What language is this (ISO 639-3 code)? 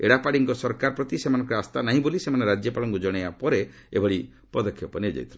ori